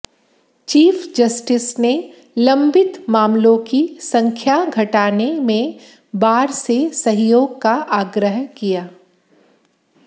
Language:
Hindi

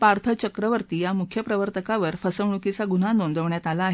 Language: Marathi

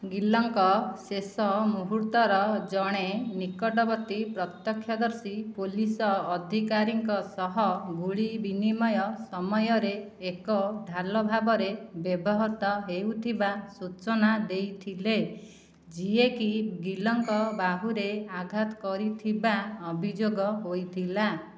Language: Odia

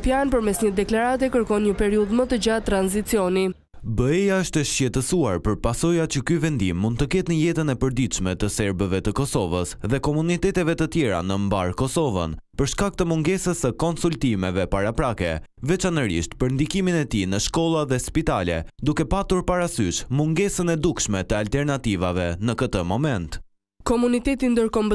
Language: Romanian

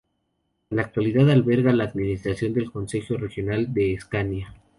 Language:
Spanish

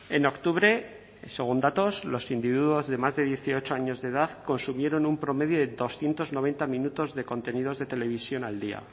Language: Spanish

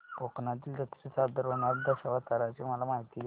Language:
Marathi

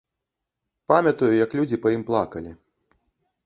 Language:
Belarusian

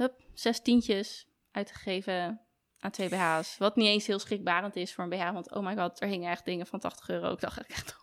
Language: Dutch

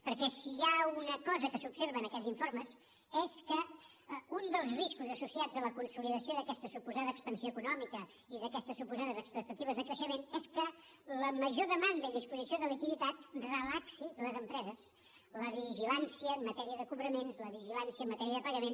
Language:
Catalan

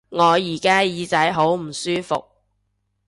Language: Cantonese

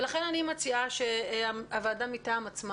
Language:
Hebrew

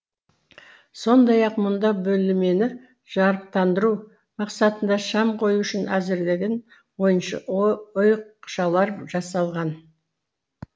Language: Kazakh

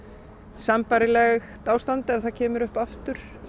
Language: Icelandic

